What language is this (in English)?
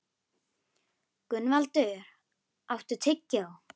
Icelandic